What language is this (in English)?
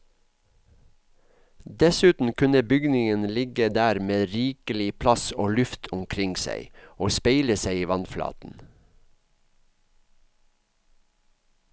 Norwegian